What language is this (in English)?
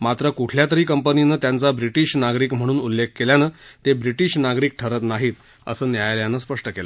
Marathi